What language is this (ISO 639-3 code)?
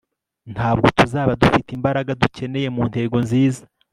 kin